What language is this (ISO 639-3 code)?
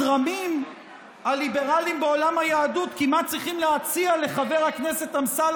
heb